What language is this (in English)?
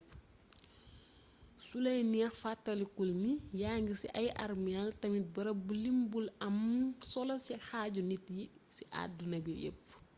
Wolof